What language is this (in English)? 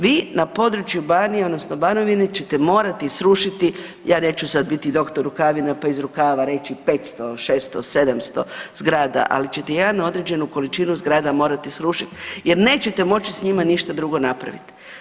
Croatian